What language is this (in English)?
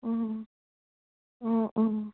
Assamese